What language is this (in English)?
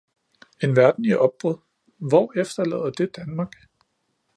Danish